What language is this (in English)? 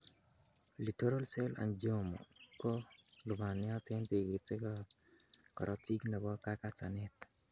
Kalenjin